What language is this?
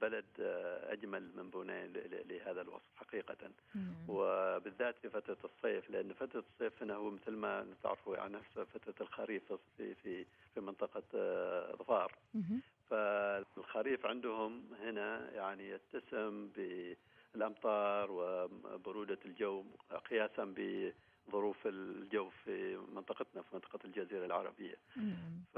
Arabic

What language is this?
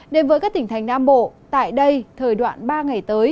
Vietnamese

